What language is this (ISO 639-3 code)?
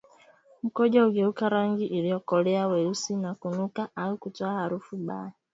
swa